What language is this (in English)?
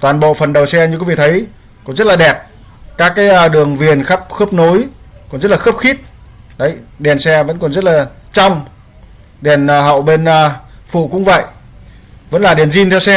Vietnamese